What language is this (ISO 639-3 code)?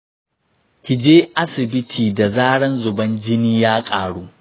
hau